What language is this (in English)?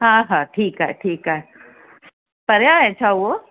Sindhi